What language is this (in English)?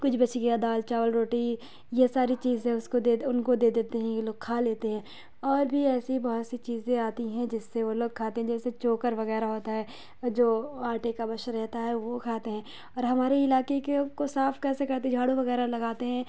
Urdu